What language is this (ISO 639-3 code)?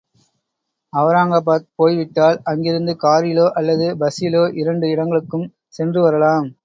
tam